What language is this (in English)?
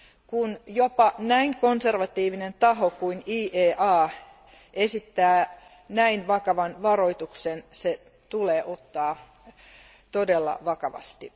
Finnish